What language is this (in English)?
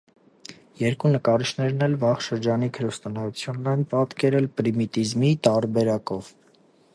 Armenian